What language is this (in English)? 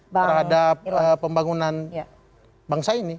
Indonesian